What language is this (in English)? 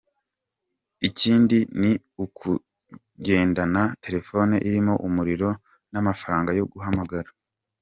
Kinyarwanda